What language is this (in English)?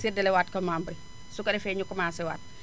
Wolof